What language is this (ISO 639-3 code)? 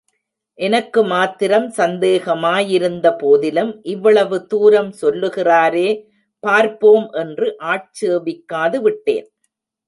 tam